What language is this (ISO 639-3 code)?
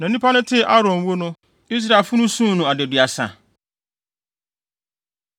aka